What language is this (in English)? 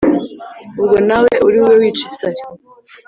Kinyarwanda